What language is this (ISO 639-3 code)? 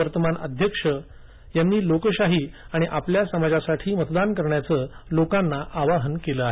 mar